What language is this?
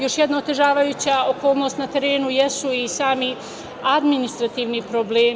Serbian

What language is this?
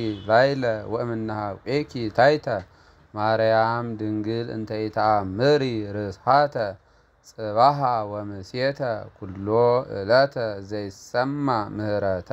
Arabic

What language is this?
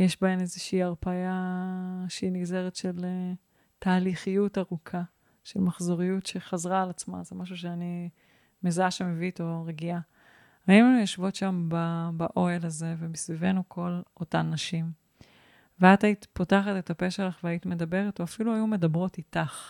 Hebrew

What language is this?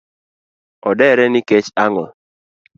Luo (Kenya and Tanzania)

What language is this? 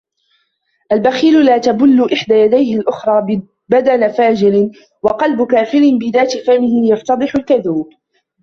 Arabic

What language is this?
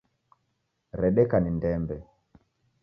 Taita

